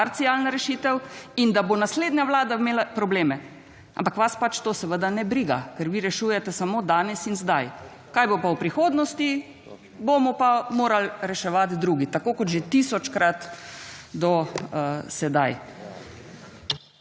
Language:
Slovenian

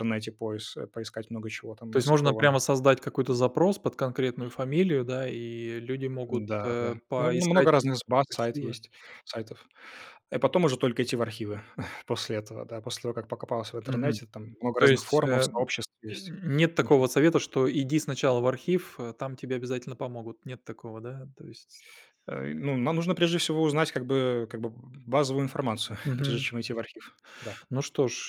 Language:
Russian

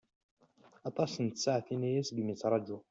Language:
Kabyle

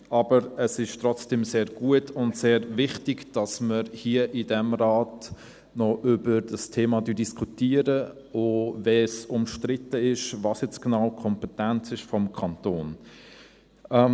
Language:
Swiss German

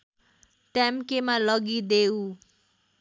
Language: Nepali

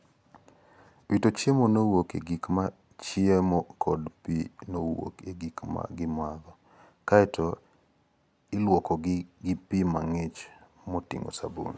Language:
Luo (Kenya and Tanzania)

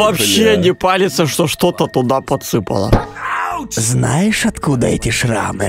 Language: Russian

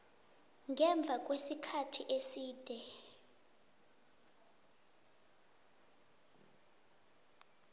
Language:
South Ndebele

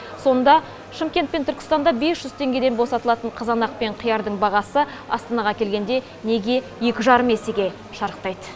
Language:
Kazakh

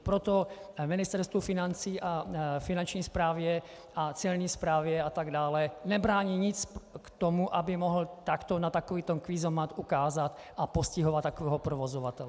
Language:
Czech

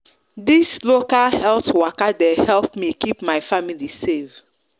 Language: Nigerian Pidgin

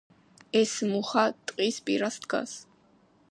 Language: Georgian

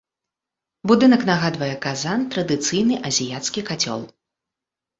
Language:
Belarusian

